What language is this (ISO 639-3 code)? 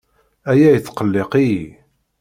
kab